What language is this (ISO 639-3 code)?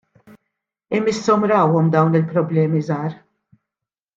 mlt